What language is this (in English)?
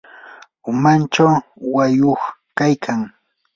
Yanahuanca Pasco Quechua